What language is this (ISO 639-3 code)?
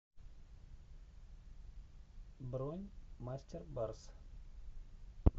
rus